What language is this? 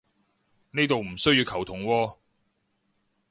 Cantonese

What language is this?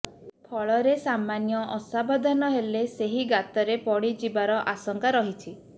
Odia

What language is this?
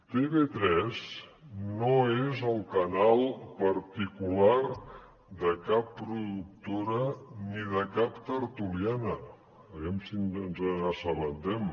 Catalan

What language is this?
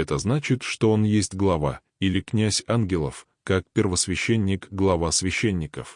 Russian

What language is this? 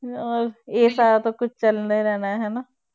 Punjabi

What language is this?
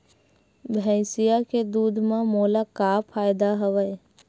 Chhattisgarhi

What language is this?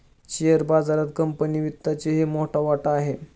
Marathi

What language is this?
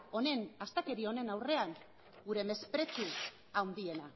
Basque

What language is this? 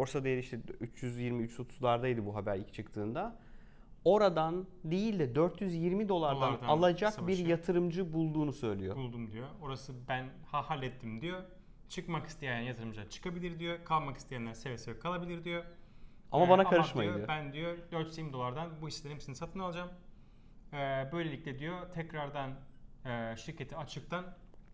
Turkish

